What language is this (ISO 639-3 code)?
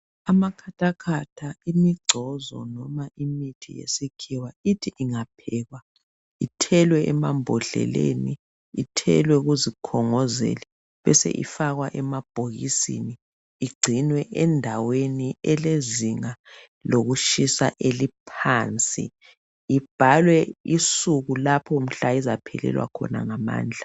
nde